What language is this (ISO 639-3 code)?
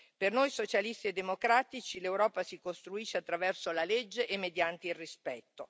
ita